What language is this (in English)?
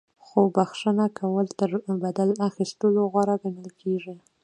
Pashto